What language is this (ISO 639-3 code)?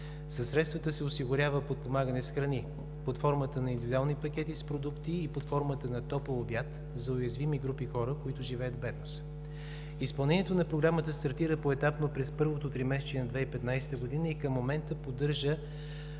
bul